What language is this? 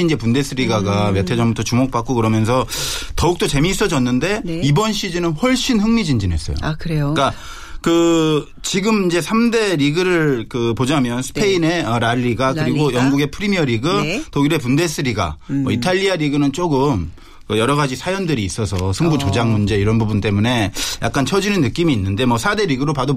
Korean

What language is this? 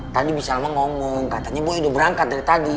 Indonesian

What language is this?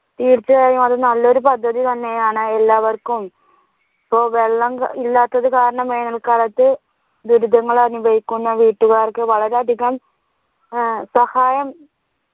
Malayalam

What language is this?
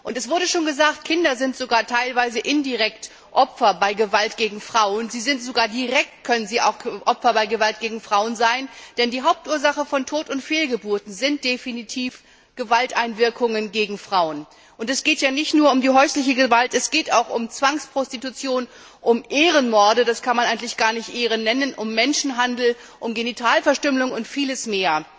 German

